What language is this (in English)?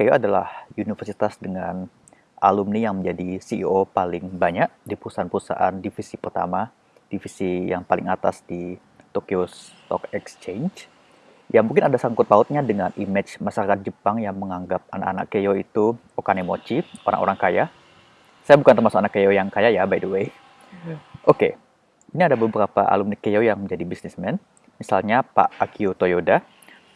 Indonesian